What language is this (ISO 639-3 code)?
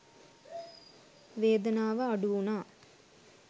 sin